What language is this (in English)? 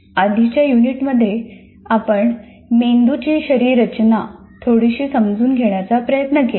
Marathi